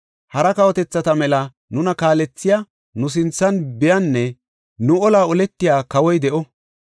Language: Gofa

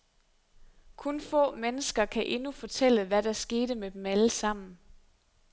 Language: Danish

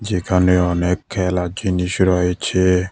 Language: Bangla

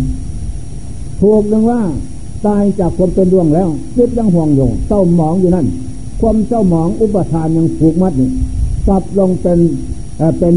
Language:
Thai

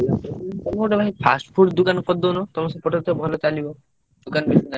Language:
Odia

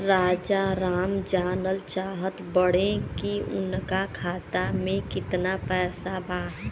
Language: Bhojpuri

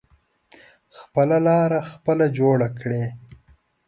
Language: Pashto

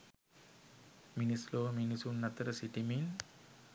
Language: Sinhala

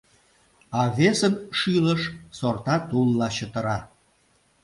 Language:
Mari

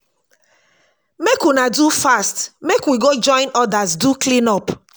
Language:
Nigerian Pidgin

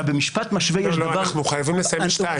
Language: Hebrew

